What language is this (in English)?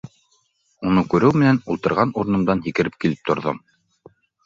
Bashkir